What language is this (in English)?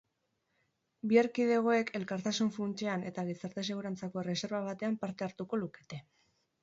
Basque